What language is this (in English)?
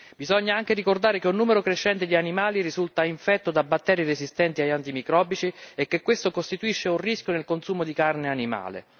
Italian